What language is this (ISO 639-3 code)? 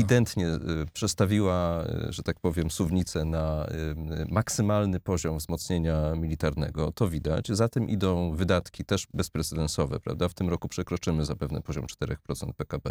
pol